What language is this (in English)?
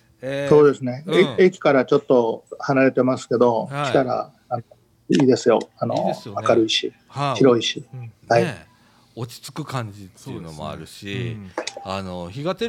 Japanese